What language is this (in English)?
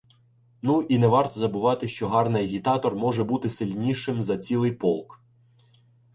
Ukrainian